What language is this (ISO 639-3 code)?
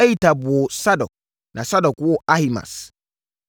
aka